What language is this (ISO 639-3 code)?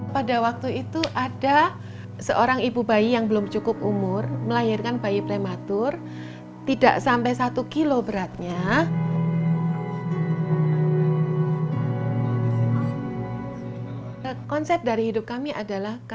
ind